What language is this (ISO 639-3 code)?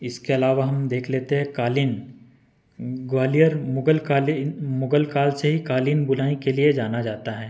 hin